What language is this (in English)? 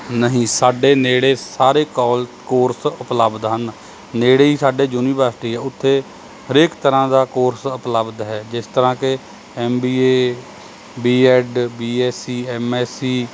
Punjabi